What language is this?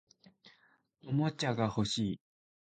Japanese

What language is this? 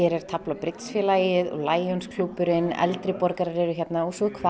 Icelandic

